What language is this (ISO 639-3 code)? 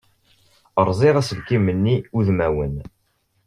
kab